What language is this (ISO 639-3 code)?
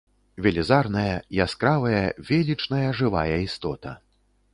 bel